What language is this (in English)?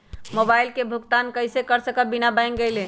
Magahi